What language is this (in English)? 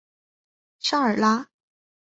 Chinese